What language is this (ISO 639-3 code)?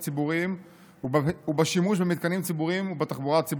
heb